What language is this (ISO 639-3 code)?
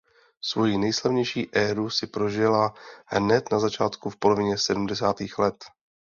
ces